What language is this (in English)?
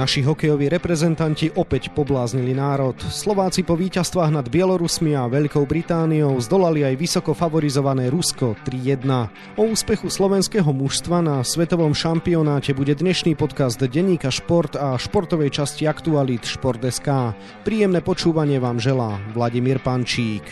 Slovak